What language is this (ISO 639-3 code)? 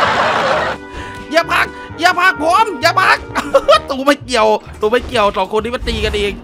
tha